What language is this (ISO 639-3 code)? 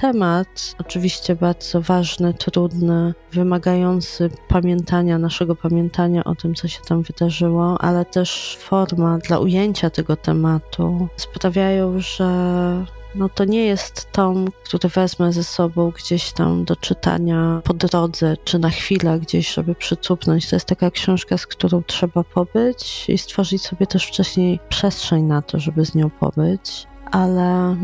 pol